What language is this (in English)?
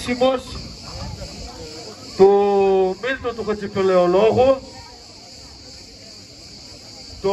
Greek